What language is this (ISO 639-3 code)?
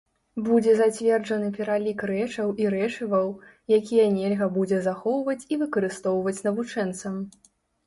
bel